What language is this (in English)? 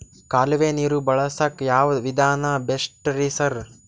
Kannada